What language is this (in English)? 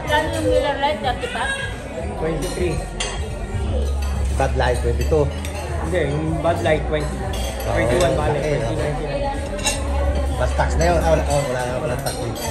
Filipino